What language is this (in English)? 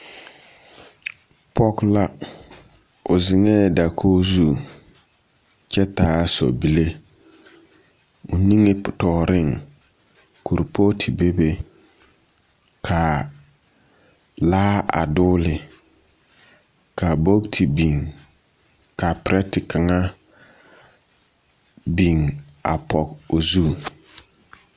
Southern Dagaare